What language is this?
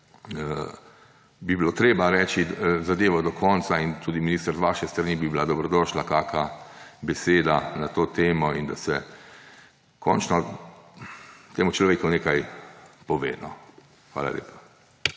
Slovenian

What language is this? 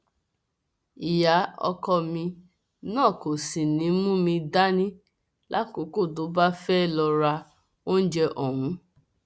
Yoruba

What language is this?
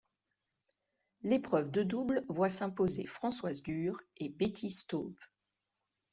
French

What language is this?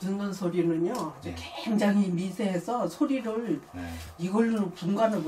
Korean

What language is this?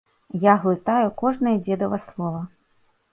Belarusian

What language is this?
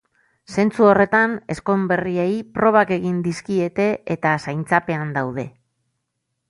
Basque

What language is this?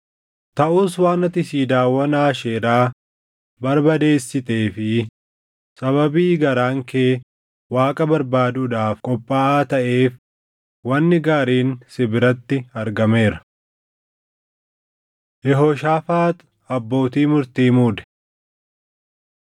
Oromo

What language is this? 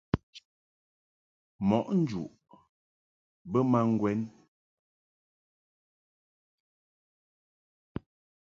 Mungaka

